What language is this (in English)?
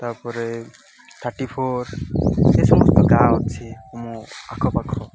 Odia